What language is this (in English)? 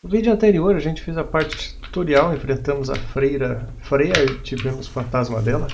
Portuguese